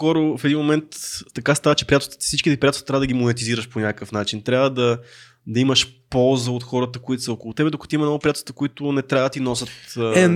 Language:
Bulgarian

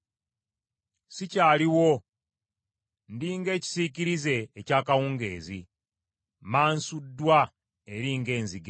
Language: Ganda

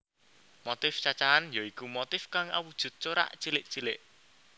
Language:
Javanese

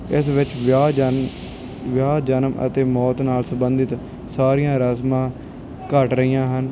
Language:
Punjabi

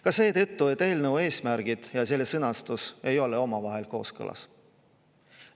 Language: Estonian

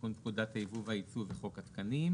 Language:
Hebrew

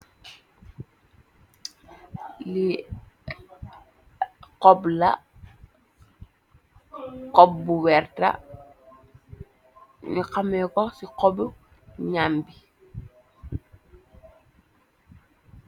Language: Wolof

